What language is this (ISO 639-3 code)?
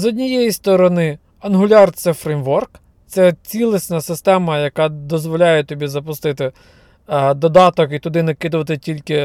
ukr